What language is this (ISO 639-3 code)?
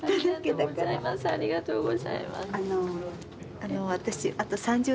jpn